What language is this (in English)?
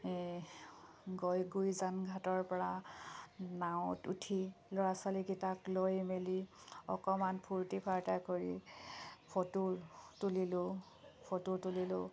Assamese